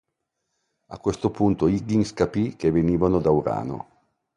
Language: Italian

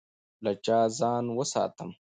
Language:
Pashto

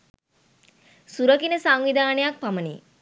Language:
Sinhala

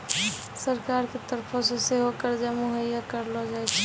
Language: Maithili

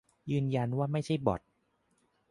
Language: Thai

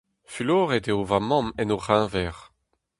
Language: Breton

